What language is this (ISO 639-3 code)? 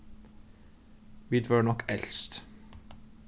fao